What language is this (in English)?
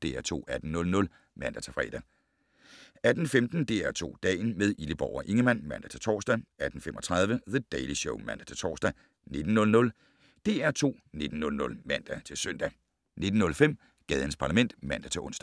Danish